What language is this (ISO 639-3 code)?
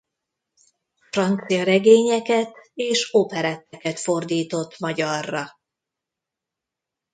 hun